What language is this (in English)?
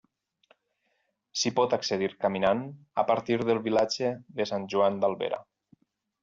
Catalan